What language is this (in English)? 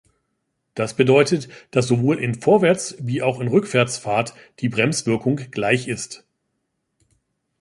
German